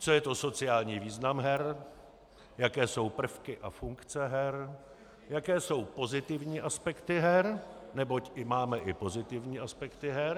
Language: Czech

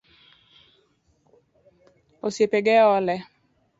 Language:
Luo (Kenya and Tanzania)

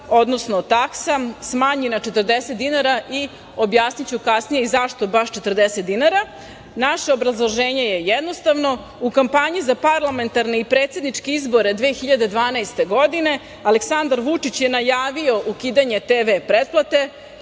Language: Serbian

